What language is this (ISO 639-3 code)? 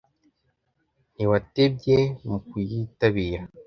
kin